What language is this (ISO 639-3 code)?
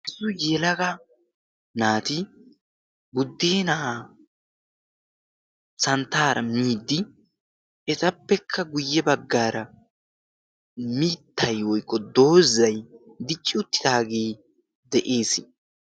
wal